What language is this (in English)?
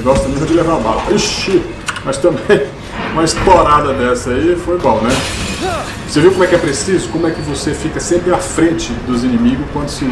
Portuguese